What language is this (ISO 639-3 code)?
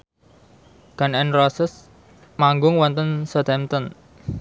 jav